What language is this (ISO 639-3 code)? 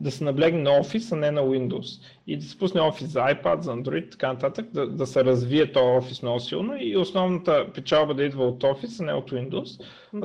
bul